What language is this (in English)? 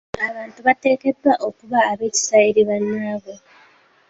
Ganda